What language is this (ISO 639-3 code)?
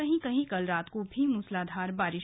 hin